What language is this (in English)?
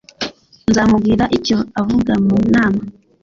Kinyarwanda